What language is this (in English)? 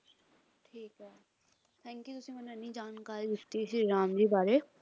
Punjabi